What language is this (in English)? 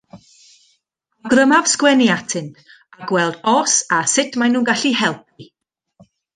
Welsh